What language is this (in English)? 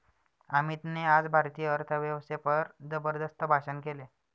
Marathi